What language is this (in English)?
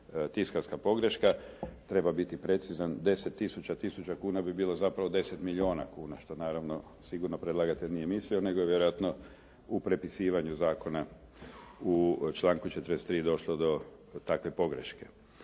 Croatian